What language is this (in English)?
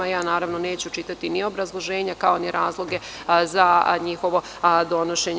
Serbian